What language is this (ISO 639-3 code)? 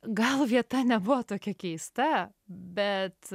lit